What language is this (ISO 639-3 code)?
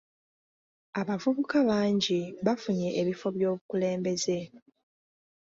lug